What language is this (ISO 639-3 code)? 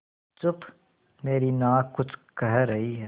hin